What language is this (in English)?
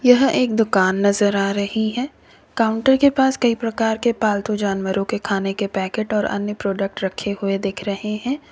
Hindi